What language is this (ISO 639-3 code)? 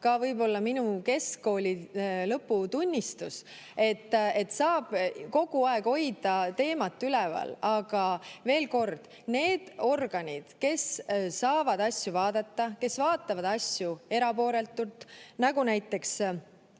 est